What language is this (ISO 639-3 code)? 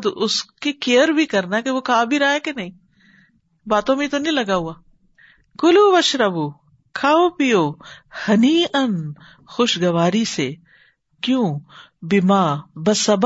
urd